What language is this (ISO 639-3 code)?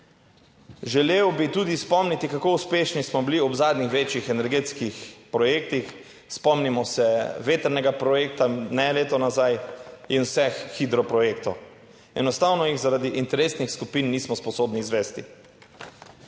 slv